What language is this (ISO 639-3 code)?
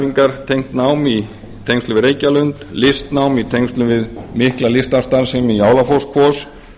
isl